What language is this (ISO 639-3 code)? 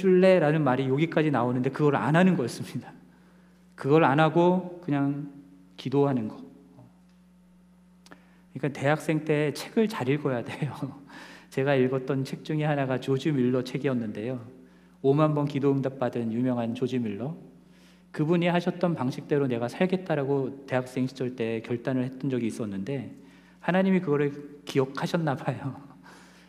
kor